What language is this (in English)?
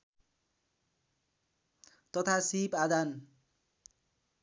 Nepali